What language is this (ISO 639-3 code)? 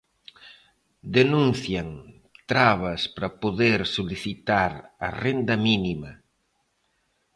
glg